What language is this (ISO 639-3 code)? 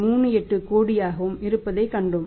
tam